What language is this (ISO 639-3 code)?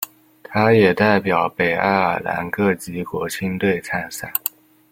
zho